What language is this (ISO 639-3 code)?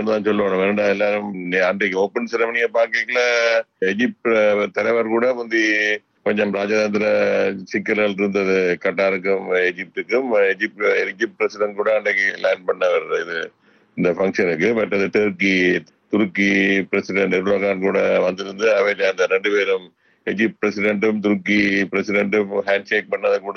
tam